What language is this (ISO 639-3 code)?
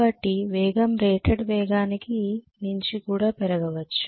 tel